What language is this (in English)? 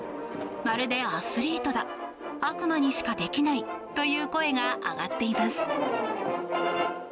Japanese